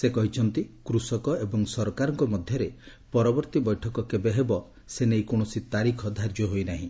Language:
Odia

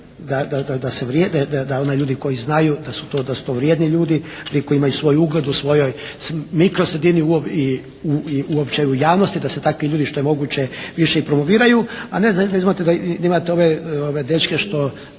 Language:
Croatian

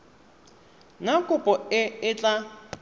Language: Tswana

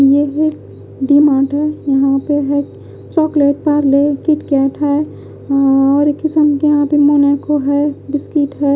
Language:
Hindi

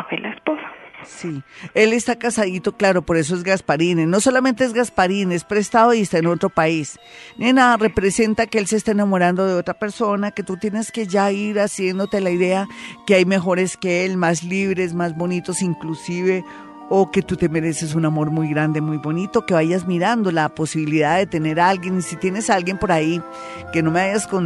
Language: Spanish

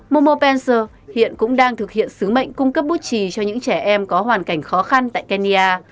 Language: Vietnamese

